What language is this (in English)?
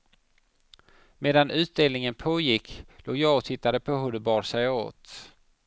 Swedish